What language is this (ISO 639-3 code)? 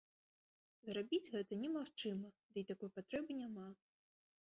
bel